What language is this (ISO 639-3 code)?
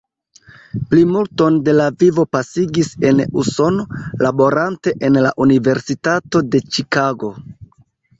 epo